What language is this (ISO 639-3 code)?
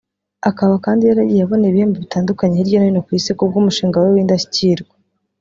kin